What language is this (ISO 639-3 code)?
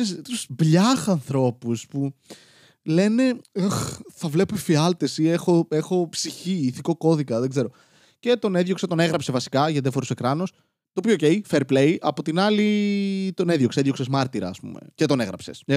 ell